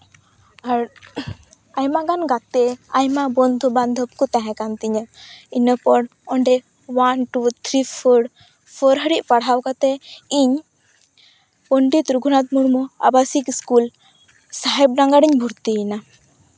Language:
Santali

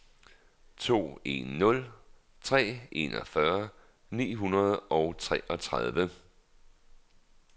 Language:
Danish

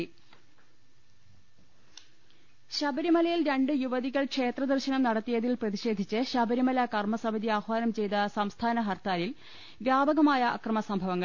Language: Malayalam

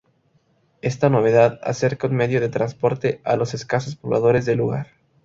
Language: Spanish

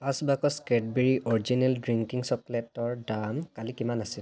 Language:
Assamese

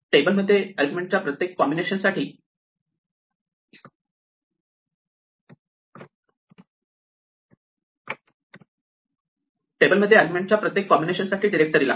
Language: Marathi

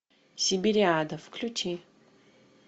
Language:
Russian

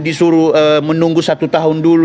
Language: Indonesian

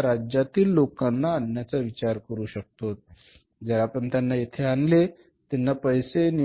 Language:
Marathi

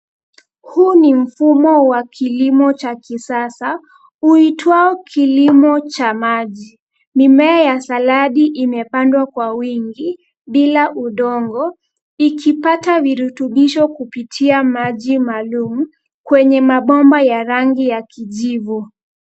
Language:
Swahili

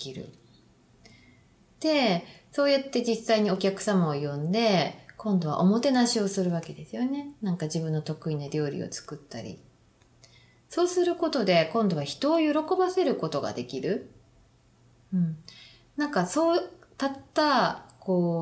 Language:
Japanese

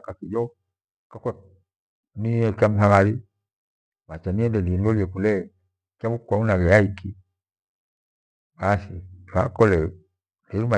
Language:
Gweno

